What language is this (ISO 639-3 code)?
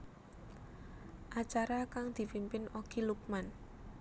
jav